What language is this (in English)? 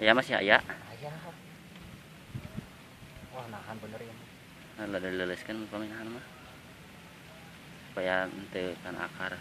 Indonesian